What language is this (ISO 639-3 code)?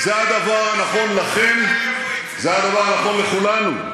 heb